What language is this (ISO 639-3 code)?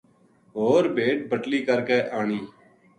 gju